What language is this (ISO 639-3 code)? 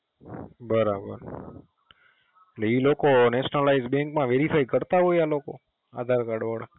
guj